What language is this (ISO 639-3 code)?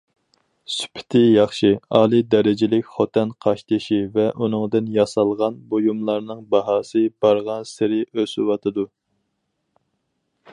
uig